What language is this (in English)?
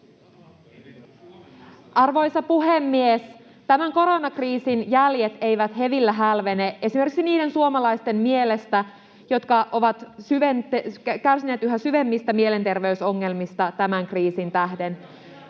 Finnish